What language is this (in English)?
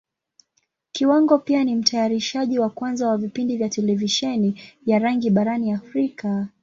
Swahili